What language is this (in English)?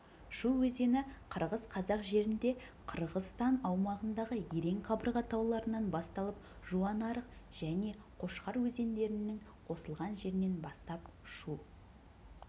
Kazakh